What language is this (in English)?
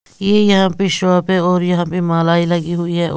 Hindi